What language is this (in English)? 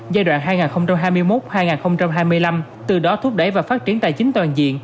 Vietnamese